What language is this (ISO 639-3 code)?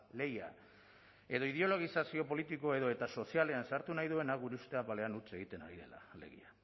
eus